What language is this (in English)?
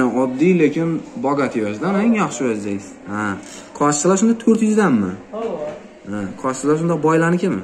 Turkish